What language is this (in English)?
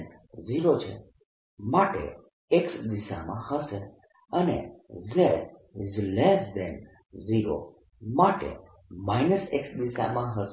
Gujarati